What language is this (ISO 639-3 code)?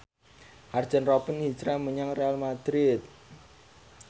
jav